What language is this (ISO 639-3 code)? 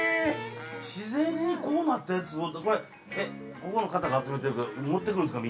jpn